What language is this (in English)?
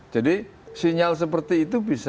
Indonesian